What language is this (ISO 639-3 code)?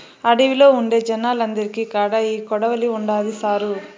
tel